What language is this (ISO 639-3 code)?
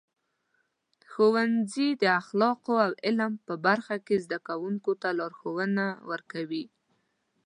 pus